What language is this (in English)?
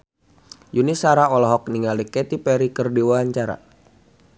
Sundanese